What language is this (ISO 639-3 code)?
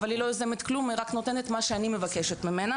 heb